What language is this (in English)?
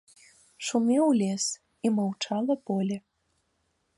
Belarusian